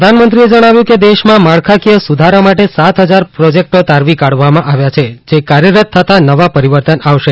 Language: Gujarati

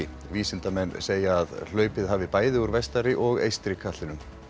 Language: Icelandic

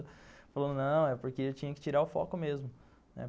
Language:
Portuguese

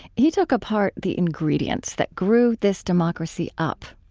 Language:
English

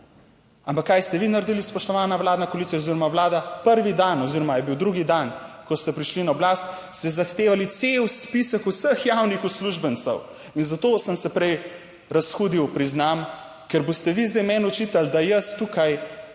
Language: Slovenian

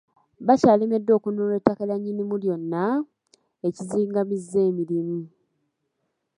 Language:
Ganda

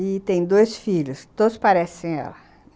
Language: Portuguese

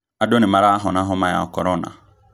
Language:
Kikuyu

